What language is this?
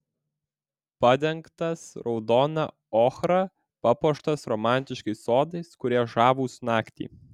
Lithuanian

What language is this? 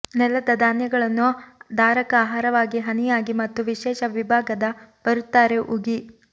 Kannada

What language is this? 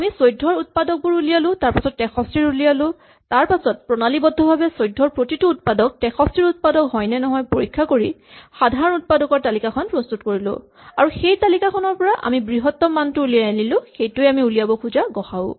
Assamese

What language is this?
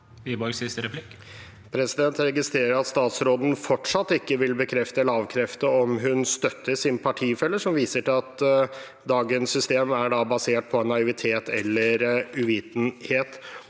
Norwegian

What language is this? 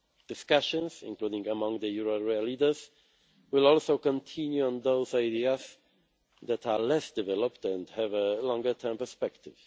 English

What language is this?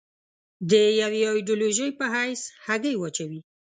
Pashto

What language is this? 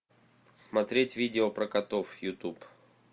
Russian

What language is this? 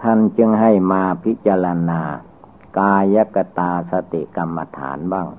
Thai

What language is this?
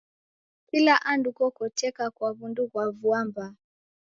Taita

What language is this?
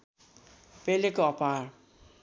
Nepali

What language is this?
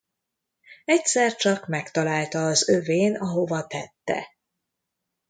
Hungarian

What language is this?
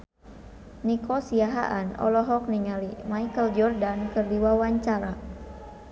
Sundanese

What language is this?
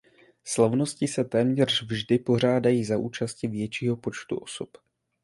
Czech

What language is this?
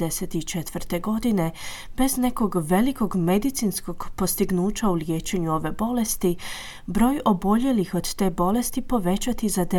Croatian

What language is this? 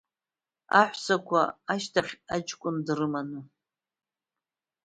Abkhazian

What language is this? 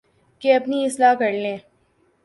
Urdu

